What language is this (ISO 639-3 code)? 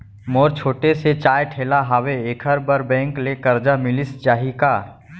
hne